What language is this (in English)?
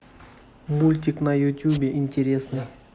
Russian